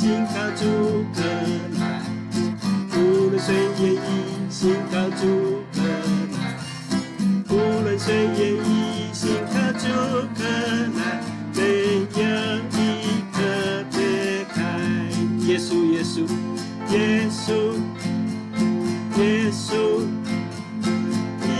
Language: Chinese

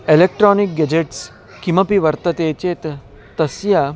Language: Sanskrit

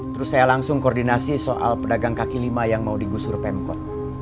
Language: Indonesian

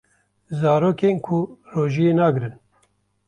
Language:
Kurdish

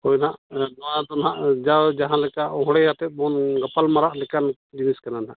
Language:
Santali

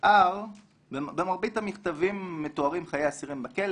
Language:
Hebrew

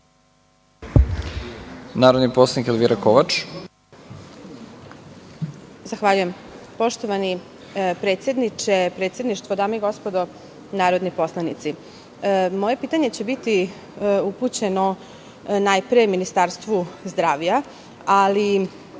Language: Serbian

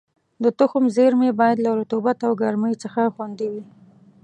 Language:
Pashto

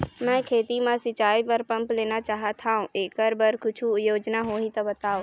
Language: Chhattisgarhi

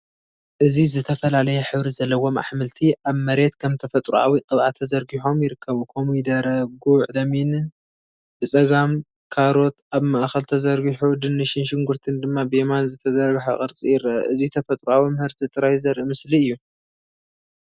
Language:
Tigrinya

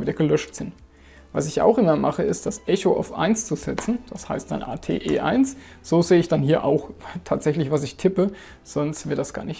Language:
German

